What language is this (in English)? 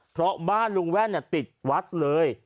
Thai